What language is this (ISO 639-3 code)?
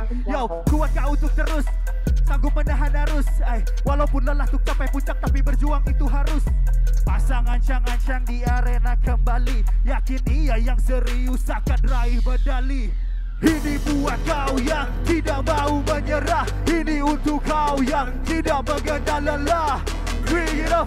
ind